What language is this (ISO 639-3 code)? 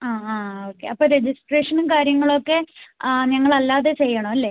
mal